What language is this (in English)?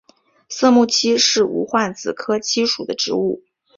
Chinese